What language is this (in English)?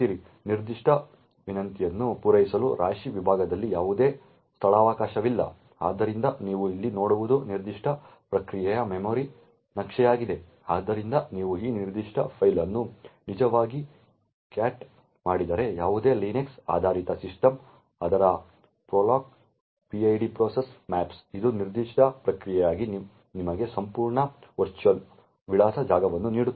Kannada